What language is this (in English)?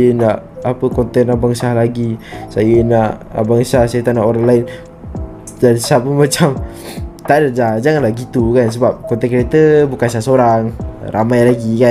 Malay